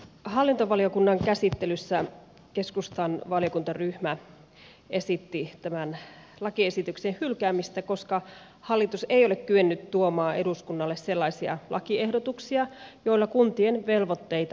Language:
Finnish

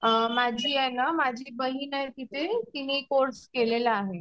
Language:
Marathi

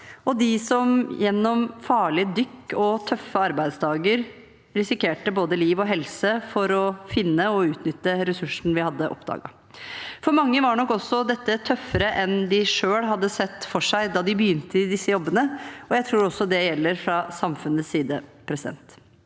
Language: Norwegian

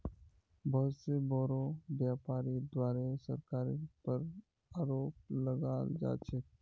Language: Magahi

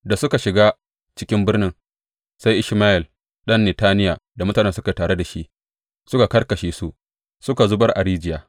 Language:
Hausa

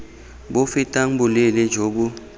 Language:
Tswana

